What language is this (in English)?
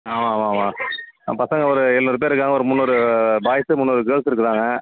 Tamil